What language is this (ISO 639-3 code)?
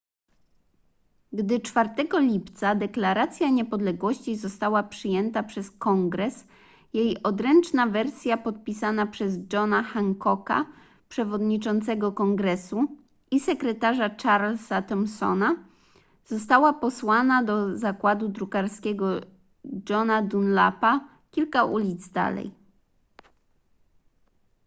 pol